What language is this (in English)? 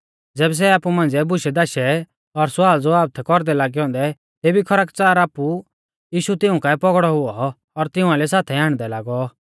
Mahasu Pahari